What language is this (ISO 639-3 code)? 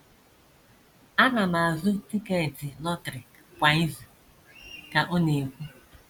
ibo